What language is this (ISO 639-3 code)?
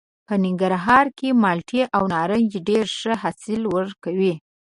pus